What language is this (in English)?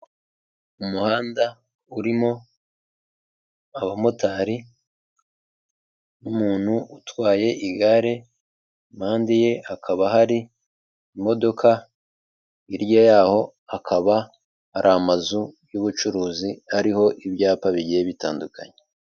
Kinyarwanda